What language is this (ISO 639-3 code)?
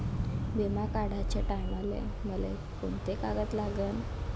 mar